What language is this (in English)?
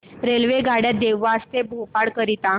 Marathi